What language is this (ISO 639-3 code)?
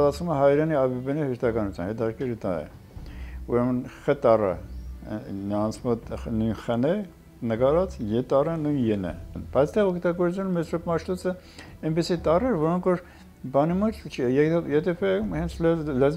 tur